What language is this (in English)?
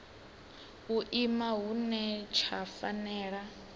Venda